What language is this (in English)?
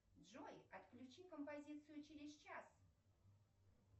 Russian